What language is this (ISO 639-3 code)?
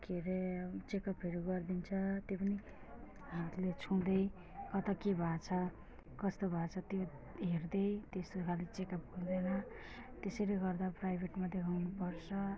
nep